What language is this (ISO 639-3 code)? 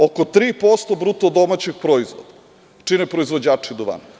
srp